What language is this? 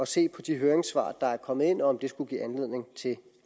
Danish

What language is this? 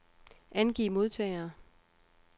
Danish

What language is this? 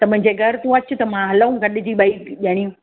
Sindhi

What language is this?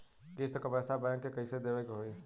Bhojpuri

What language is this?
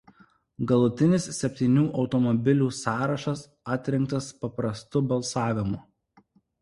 Lithuanian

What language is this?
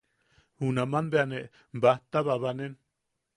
Yaqui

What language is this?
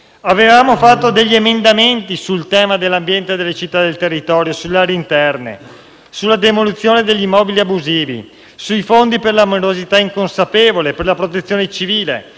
Italian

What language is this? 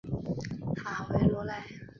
Chinese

